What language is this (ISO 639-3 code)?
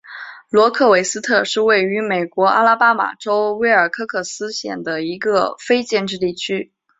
zho